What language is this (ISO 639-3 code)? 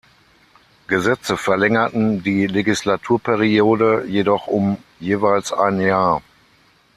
deu